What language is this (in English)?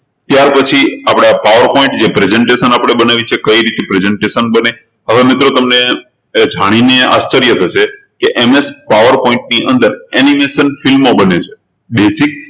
Gujarati